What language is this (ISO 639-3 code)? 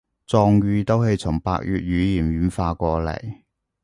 yue